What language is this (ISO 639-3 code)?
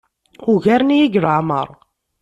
kab